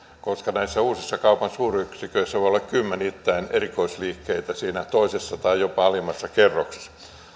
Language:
Finnish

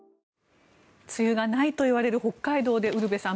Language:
Japanese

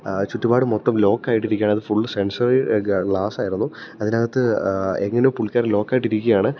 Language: Malayalam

